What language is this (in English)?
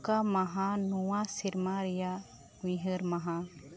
Santali